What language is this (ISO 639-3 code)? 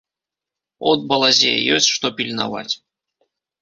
bel